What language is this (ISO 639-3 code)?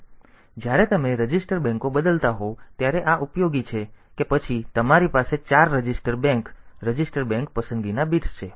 guj